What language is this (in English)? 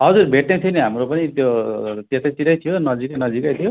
Nepali